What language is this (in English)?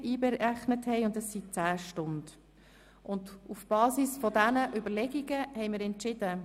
Swiss German